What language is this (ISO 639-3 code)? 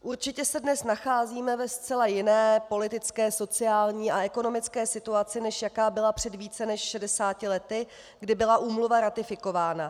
ces